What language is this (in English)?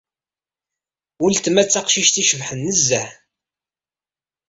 Kabyle